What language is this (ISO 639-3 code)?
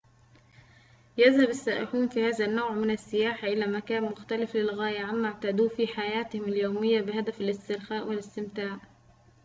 ara